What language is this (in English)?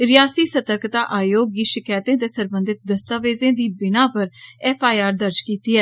Dogri